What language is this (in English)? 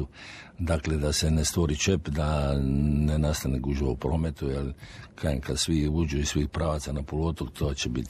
Croatian